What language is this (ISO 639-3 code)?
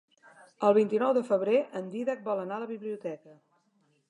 cat